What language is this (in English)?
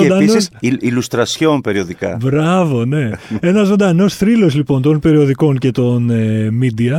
Greek